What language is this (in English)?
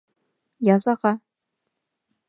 Bashkir